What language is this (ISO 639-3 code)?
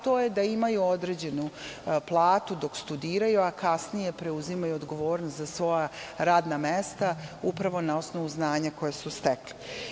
srp